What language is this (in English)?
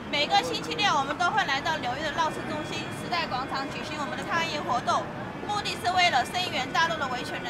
Chinese